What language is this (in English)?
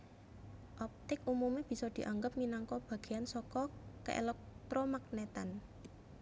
Javanese